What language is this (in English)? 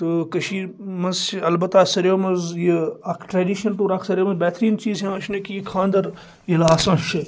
Kashmiri